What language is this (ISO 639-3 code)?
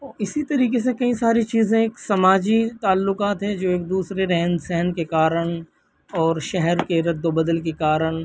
urd